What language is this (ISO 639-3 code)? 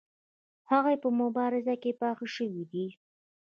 pus